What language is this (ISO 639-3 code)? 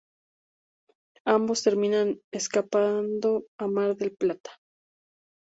spa